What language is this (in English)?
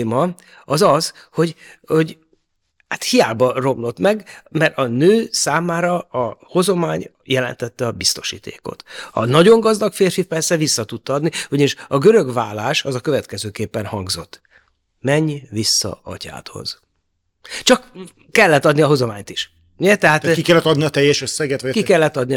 Hungarian